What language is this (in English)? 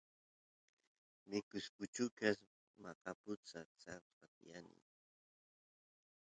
Santiago del Estero Quichua